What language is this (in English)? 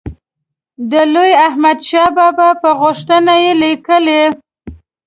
Pashto